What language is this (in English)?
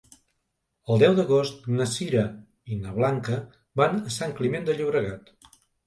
Catalan